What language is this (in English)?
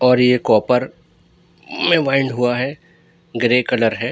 Urdu